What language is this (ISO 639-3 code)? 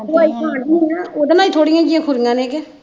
pan